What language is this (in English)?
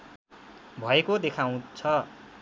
Nepali